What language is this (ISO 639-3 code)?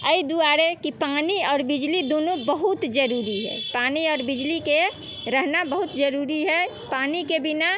mai